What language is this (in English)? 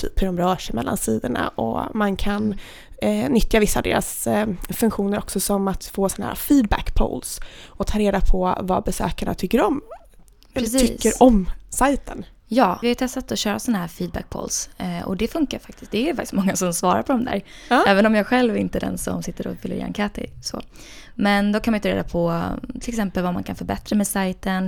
Swedish